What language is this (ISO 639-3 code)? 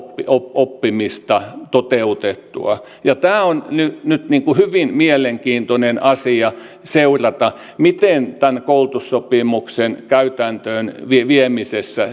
fin